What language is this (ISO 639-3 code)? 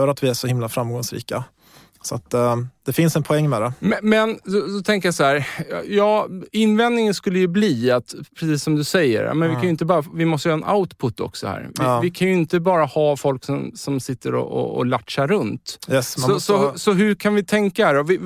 swe